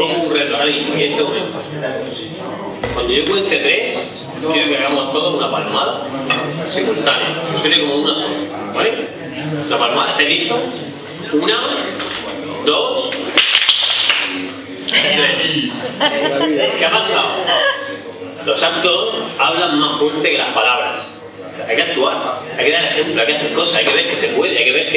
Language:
Spanish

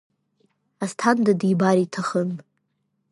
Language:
Abkhazian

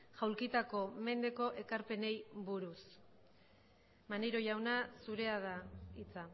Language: Basque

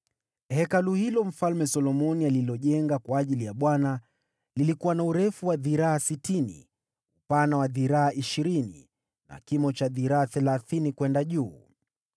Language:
Swahili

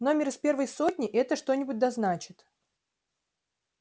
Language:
Russian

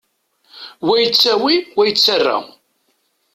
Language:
Kabyle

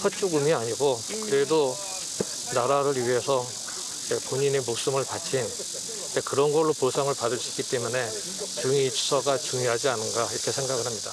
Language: Korean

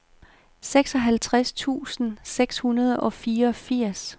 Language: Danish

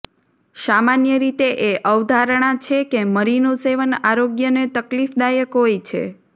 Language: Gujarati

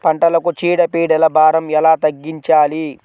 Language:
Telugu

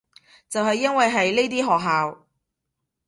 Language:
Cantonese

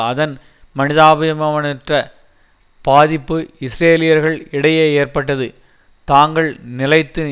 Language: Tamil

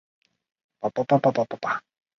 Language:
Chinese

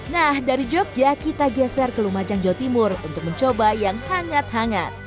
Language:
Indonesian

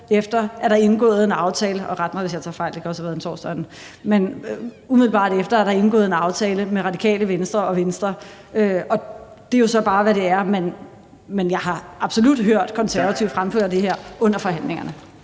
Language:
Danish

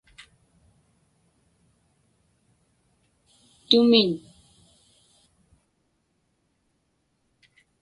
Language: Inupiaq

